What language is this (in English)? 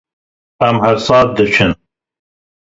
Kurdish